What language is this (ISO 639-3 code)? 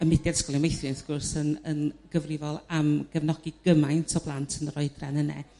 cym